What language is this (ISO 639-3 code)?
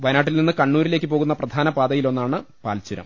mal